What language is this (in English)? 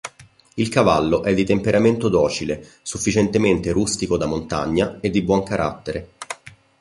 Italian